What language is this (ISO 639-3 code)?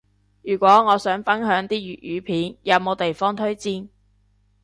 yue